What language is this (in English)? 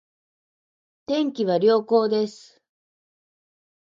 Japanese